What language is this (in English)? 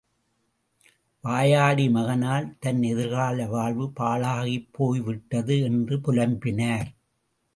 Tamil